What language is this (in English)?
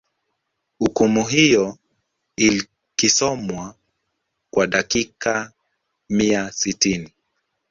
Swahili